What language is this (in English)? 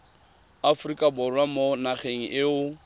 Tswana